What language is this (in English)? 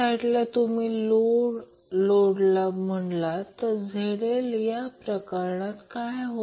Marathi